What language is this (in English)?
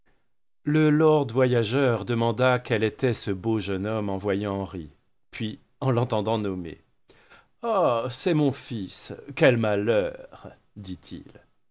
French